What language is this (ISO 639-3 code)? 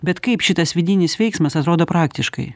lit